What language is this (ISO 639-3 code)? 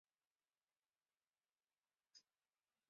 spa